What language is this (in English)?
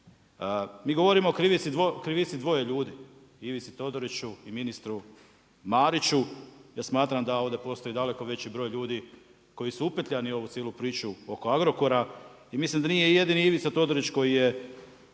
Croatian